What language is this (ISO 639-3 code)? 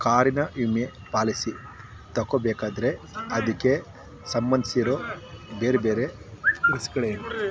kan